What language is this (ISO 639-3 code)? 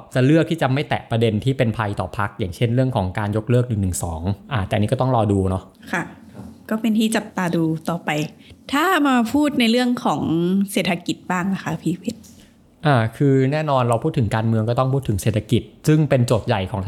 tha